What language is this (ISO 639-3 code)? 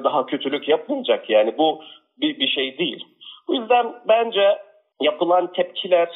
tur